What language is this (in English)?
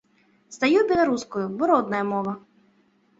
Belarusian